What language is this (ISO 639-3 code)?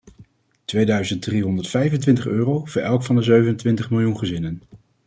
nld